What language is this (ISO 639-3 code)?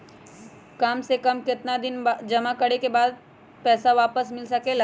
mag